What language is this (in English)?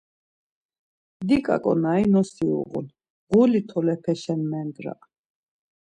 Laz